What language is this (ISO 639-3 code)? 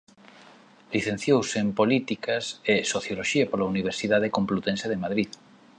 glg